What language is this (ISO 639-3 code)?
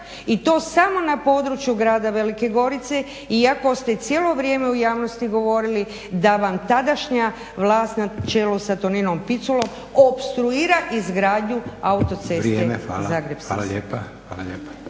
hrv